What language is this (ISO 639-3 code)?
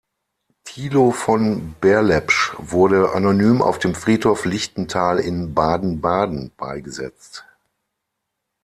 deu